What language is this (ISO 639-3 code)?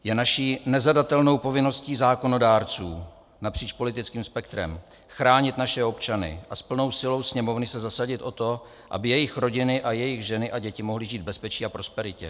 ces